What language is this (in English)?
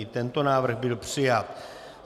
Czech